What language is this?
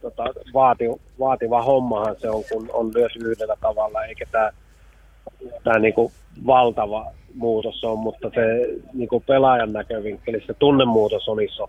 Finnish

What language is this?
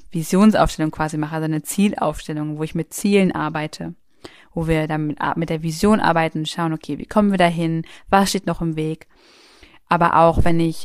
German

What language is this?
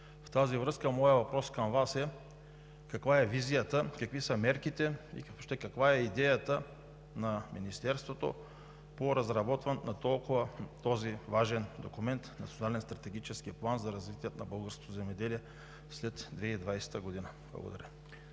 Bulgarian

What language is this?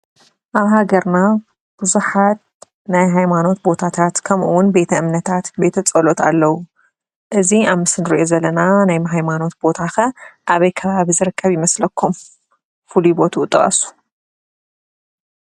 Tigrinya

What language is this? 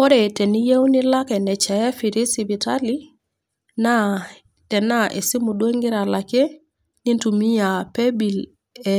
Masai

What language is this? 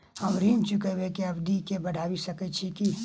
Maithili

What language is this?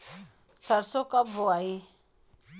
Bhojpuri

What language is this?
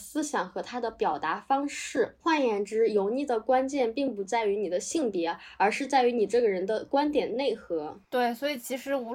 Chinese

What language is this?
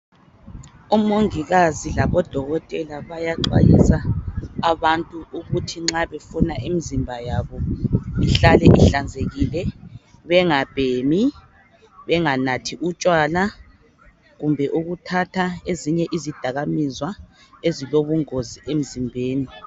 North Ndebele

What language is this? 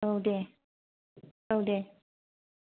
Bodo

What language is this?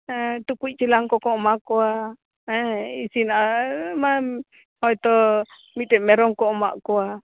Santali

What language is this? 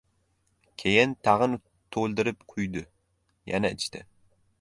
Uzbek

